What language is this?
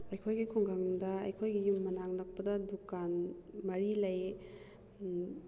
Manipuri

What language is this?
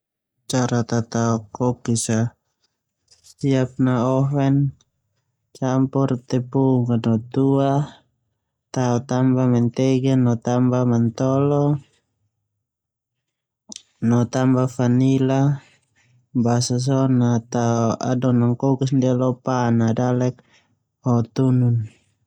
Termanu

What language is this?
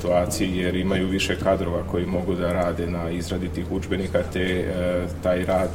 Croatian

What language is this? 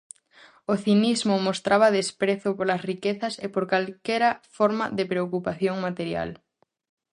Galician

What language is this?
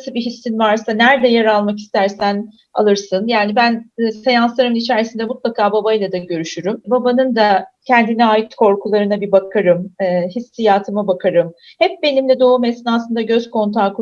Turkish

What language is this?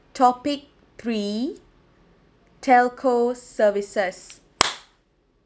English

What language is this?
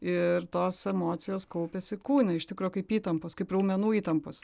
Lithuanian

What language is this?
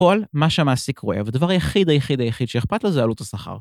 Hebrew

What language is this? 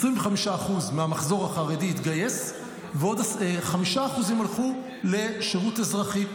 Hebrew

